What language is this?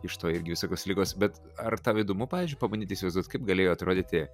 Lithuanian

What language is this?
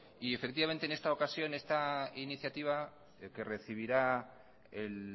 Spanish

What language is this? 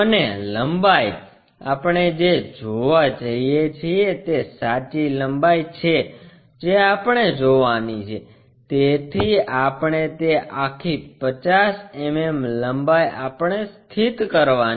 Gujarati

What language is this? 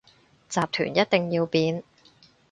Cantonese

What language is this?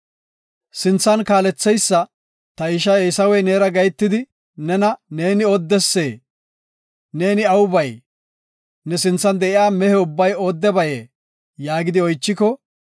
Gofa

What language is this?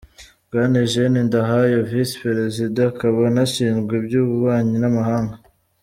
Kinyarwanda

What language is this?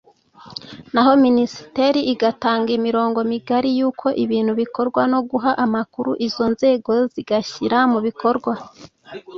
Kinyarwanda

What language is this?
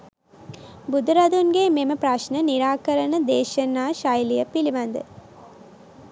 Sinhala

